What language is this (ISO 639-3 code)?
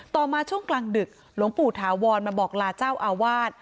tha